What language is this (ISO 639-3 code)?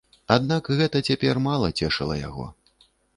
bel